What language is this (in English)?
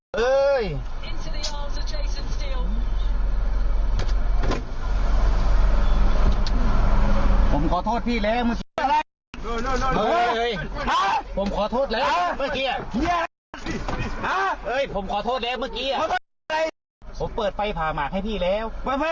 Thai